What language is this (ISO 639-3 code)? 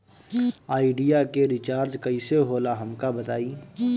bho